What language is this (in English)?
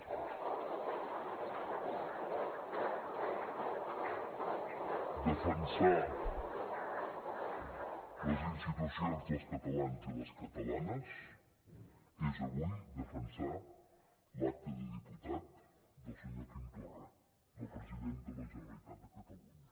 Catalan